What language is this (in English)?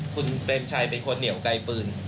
Thai